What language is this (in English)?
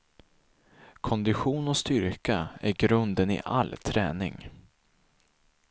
Swedish